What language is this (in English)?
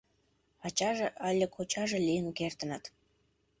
Mari